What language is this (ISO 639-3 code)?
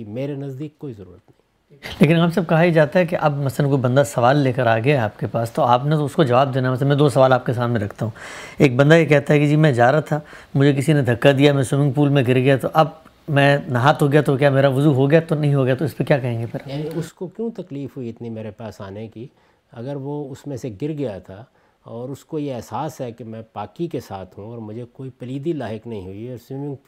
urd